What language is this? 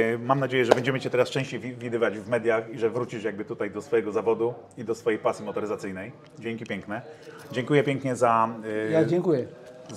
Polish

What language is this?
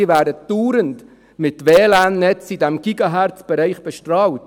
Swiss German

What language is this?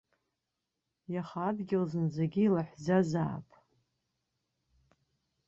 Abkhazian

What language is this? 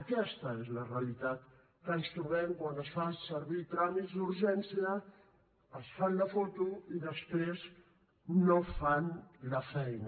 Catalan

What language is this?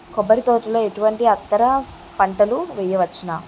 Telugu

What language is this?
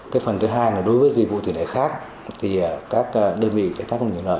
Vietnamese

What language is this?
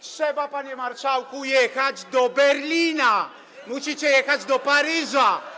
Polish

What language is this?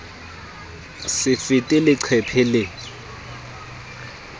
Southern Sotho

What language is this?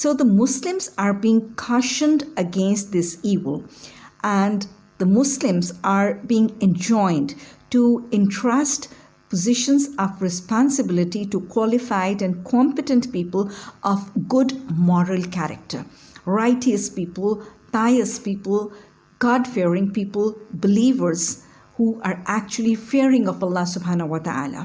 English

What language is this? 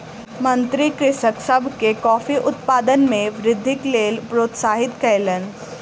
Maithili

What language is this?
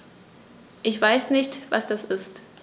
German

